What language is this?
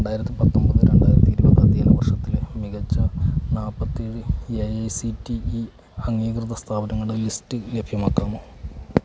Malayalam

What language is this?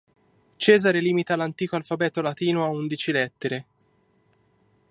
Italian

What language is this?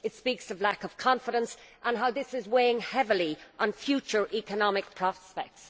English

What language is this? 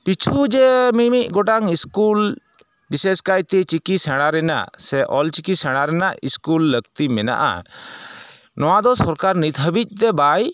Santali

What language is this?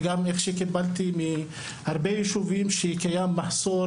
Hebrew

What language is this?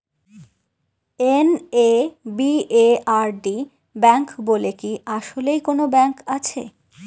Bangla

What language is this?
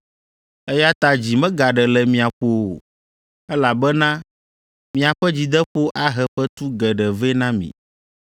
Ewe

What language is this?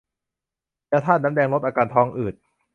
Thai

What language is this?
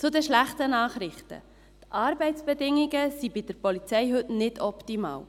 Swiss German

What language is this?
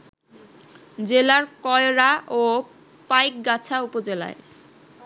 Bangla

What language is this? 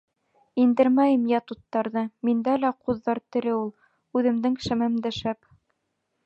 Bashkir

